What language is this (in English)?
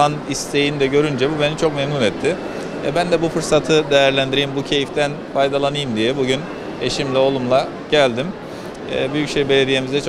Turkish